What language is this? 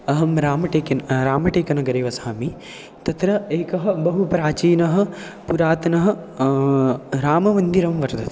Sanskrit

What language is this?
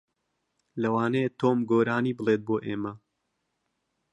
Central Kurdish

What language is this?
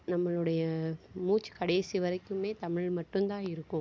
Tamil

